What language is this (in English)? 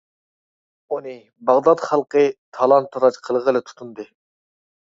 Uyghur